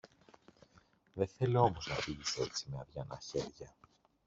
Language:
Greek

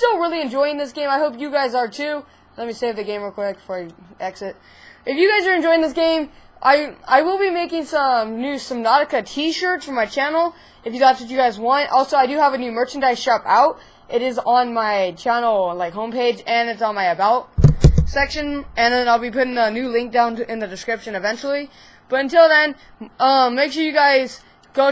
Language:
English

